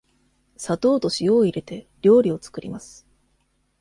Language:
Japanese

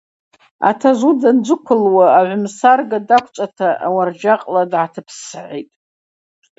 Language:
Abaza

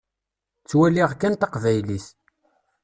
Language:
Kabyle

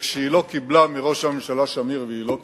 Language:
Hebrew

